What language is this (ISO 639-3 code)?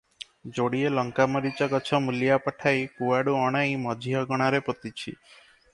ori